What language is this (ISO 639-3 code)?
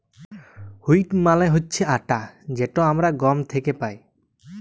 ben